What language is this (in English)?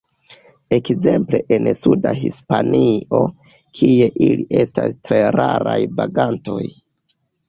Esperanto